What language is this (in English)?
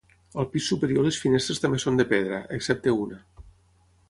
Catalan